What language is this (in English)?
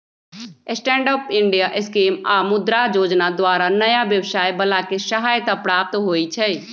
Magahi